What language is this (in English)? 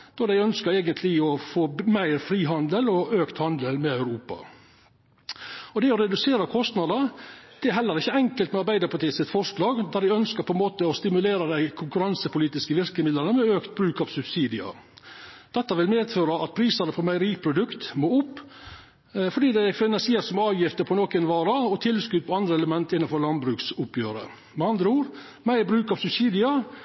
Norwegian Nynorsk